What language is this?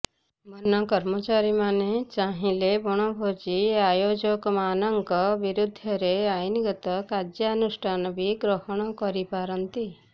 Odia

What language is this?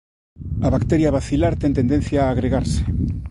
Galician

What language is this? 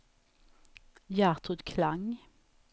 Swedish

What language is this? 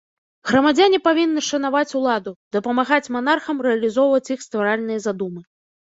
Belarusian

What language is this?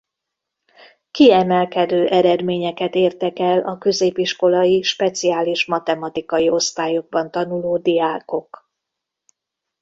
Hungarian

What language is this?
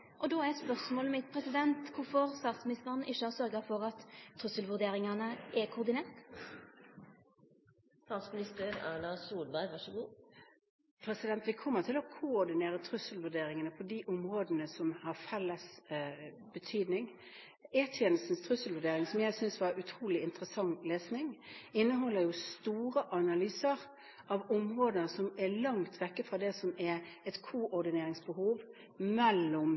Norwegian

